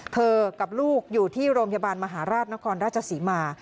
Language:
Thai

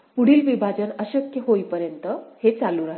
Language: Marathi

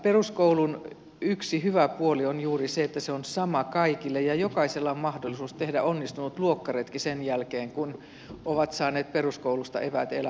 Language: Finnish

